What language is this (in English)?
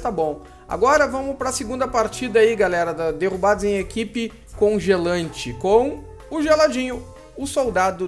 Portuguese